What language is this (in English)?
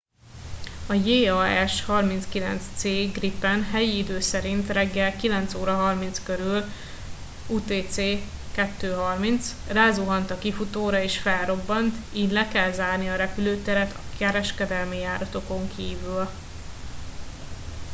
Hungarian